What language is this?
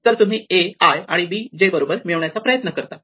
Marathi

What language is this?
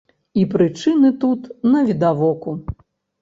Belarusian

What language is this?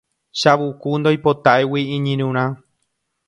Guarani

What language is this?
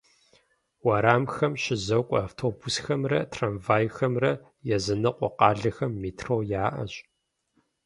Kabardian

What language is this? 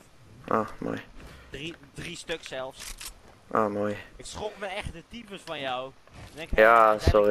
Dutch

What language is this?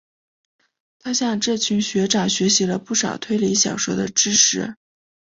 Chinese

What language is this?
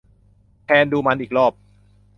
Thai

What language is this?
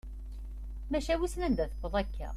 Kabyle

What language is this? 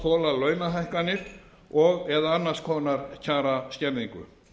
Icelandic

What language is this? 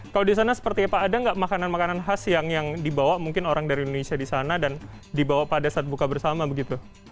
Indonesian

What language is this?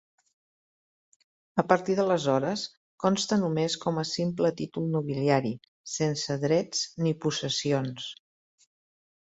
Catalan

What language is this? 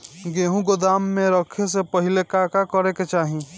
Bhojpuri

